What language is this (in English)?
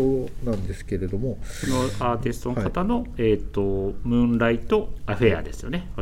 Japanese